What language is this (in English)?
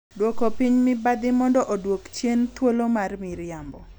Luo (Kenya and Tanzania)